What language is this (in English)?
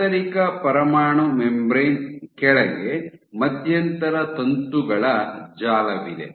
Kannada